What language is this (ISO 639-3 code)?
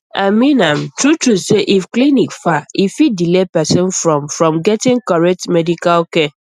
pcm